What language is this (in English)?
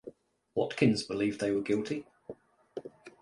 English